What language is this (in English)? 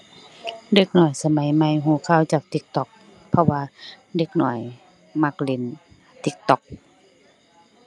Thai